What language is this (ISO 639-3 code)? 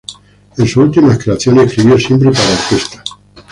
spa